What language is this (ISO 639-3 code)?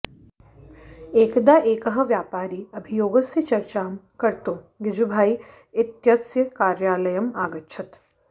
san